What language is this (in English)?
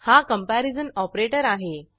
Marathi